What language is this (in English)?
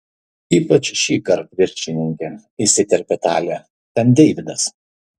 Lithuanian